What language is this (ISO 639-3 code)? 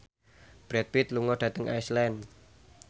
jav